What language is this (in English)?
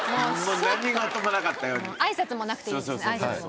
Japanese